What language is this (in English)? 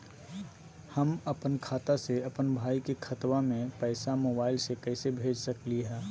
Magahi